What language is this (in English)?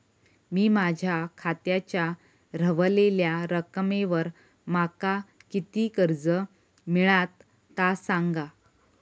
Marathi